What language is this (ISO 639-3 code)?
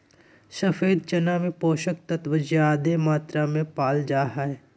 mag